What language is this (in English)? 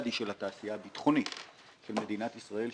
Hebrew